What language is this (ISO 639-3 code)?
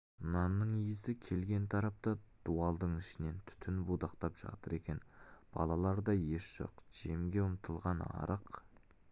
kaz